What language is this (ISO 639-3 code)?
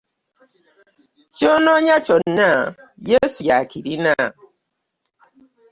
lug